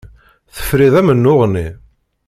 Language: Kabyle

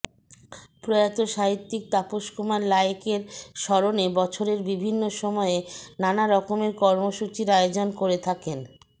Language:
Bangla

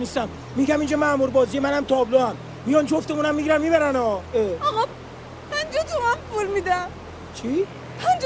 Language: Persian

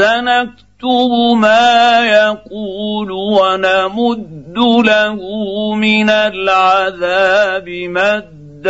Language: Arabic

